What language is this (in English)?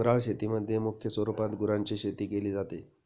Marathi